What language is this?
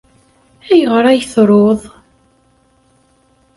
Kabyle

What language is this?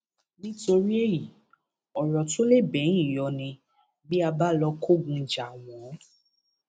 Yoruba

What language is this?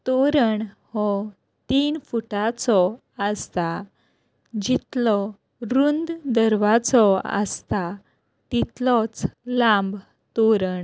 Konkani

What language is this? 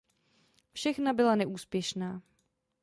Czech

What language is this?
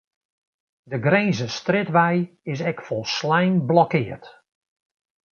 Western Frisian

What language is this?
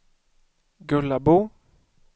Swedish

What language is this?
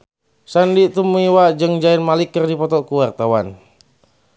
Sundanese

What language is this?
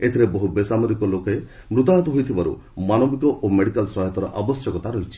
Odia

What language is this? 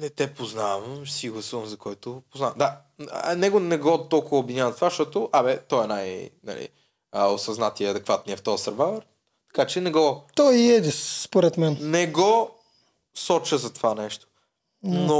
Bulgarian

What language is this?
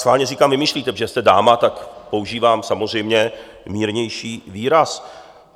Czech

